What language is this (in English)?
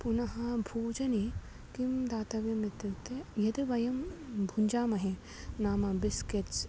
Sanskrit